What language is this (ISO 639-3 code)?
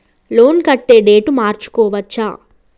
tel